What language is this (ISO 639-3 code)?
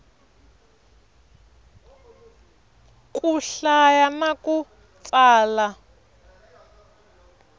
tso